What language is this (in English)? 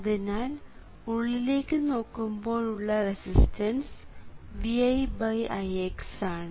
Malayalam